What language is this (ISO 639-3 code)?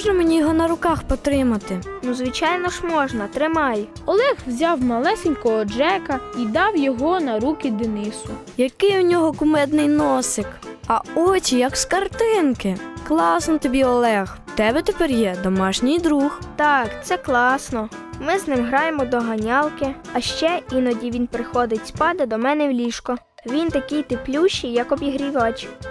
ukr